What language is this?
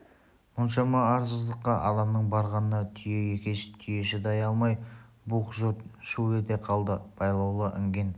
Kazakh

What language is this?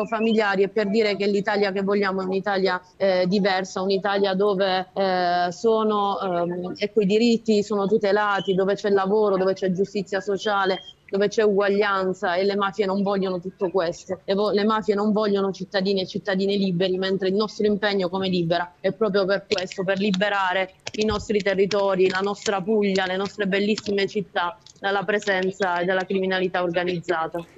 Italian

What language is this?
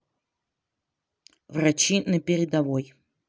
Russian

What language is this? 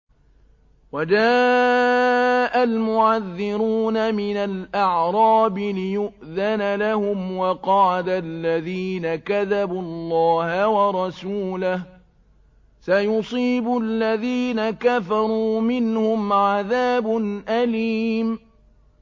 Arabic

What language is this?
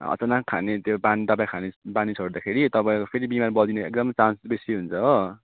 Nepali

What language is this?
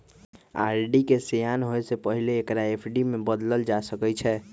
Magahi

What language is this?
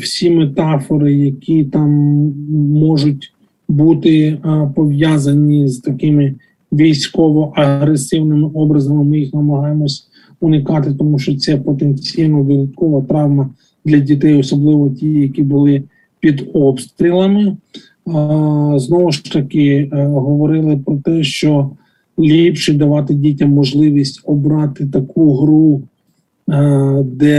Ukrainian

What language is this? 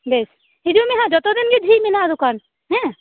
Santali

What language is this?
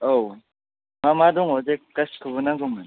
Bodo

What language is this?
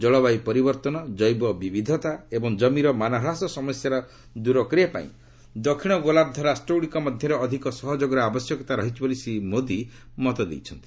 Odia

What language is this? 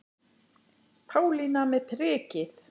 Icelandic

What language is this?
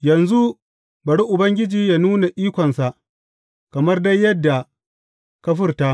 Hausa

